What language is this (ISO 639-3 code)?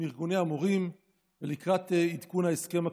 heb